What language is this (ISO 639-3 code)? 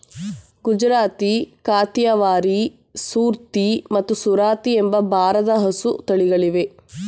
kan